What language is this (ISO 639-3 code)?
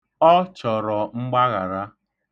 ibo